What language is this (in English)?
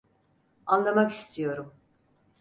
Turkish